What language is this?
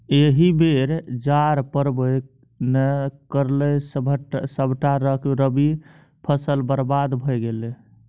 Maithili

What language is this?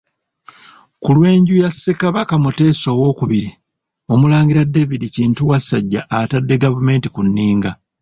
Ganda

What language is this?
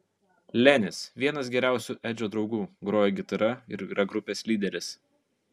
Lithuanian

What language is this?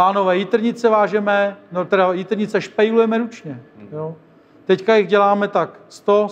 Czech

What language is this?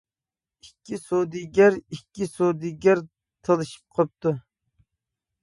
Uyghur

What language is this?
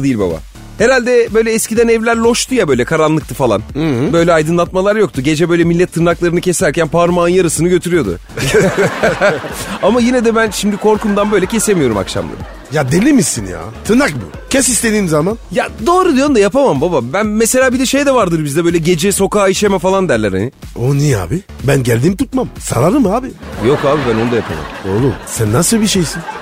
Turkish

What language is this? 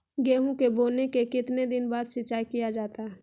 Magahi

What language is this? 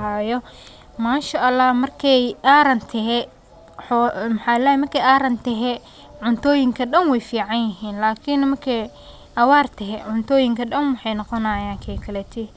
Somali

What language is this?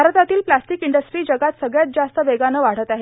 Marathi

